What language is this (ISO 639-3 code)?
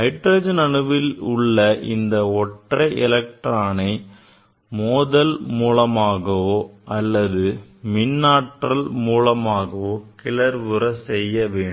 tam